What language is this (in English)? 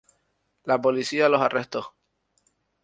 Spanish